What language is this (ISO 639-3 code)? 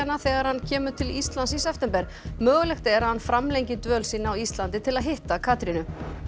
isl